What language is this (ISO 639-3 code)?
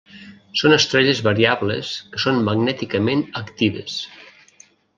cat